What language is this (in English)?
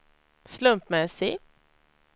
Swedish